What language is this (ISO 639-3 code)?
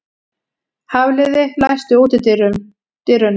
isl